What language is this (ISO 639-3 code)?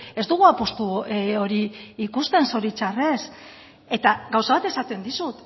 eus